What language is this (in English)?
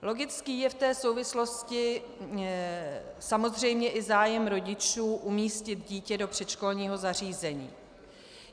Czech